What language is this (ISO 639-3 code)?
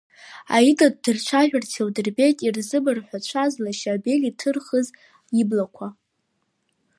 abk